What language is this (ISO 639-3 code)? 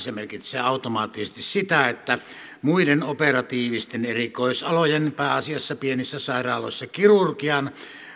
fin